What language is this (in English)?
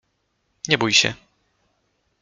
Polish